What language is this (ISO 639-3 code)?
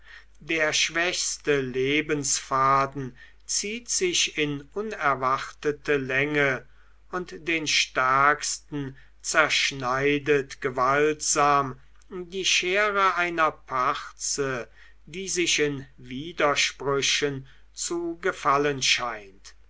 deu